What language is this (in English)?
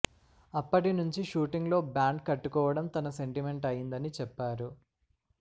Telugu